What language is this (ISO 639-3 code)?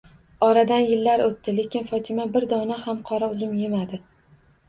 uzb